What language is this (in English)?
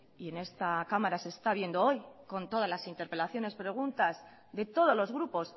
Spanish